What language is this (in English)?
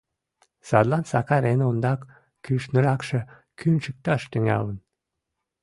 Mari